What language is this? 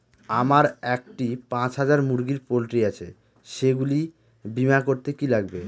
Bangla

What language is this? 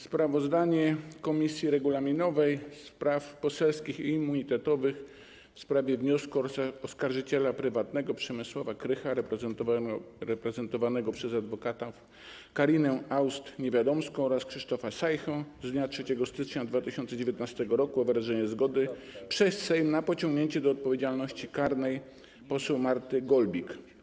Polish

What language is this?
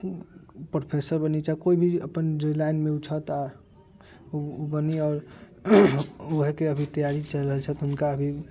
Maithili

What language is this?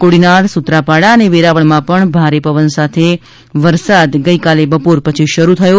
Gujarati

